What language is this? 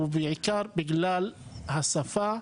Hebrew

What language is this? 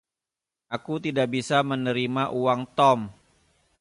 Indonesian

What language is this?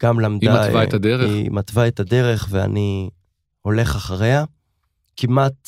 Hebrew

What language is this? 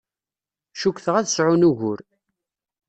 Kabyle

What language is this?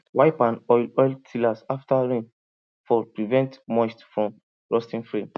Nigerian Pidgin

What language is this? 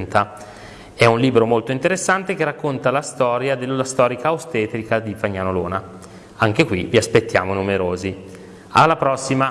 Italian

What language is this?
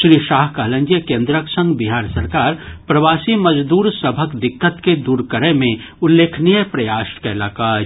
Maithili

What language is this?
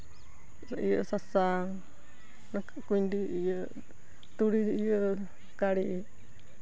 Santali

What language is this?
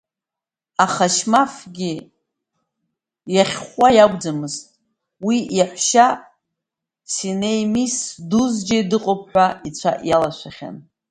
Abkhazian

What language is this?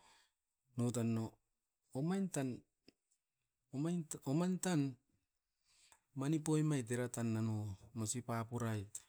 Askopan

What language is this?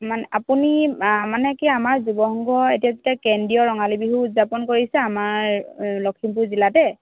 Assamese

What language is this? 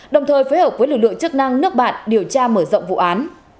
Vietnamese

